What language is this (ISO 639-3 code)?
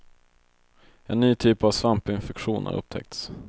swe